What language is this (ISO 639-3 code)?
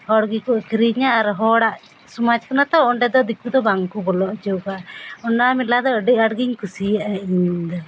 sat